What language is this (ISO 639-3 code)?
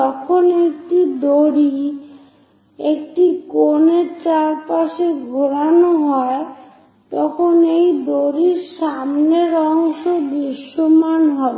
ben